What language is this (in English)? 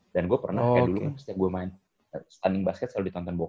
Indonesian